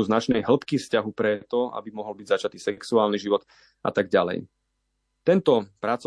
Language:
Slovak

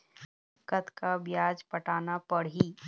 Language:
Chhattisgarhi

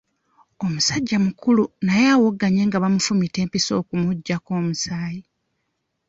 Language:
Ganda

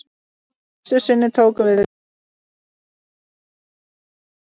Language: Icelandic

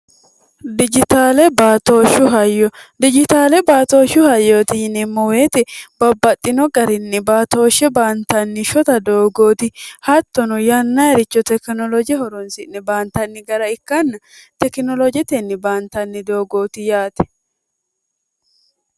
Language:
Sidamo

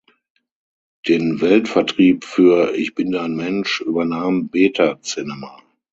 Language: German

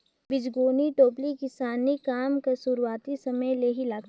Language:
Chhattisgarhi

